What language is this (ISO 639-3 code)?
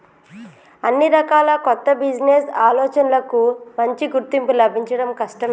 tel